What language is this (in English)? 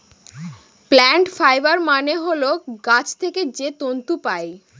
Bangla